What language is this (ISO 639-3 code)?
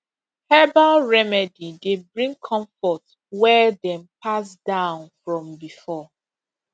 pcm